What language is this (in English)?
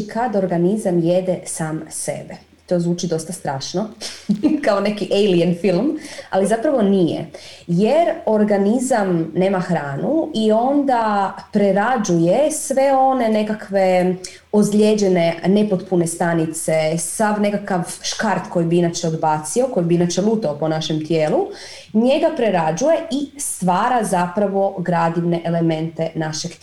Croatian